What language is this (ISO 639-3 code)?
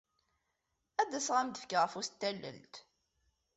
kab